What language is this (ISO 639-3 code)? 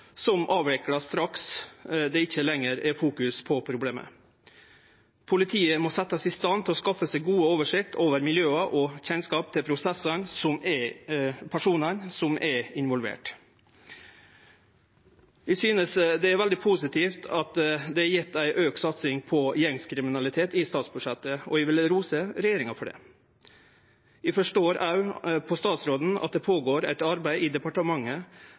nno